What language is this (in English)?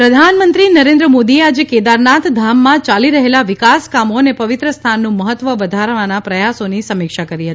Gujarati